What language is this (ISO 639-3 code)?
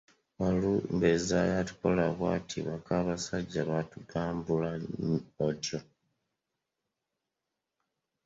lug